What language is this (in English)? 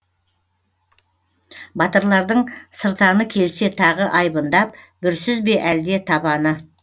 Kazakh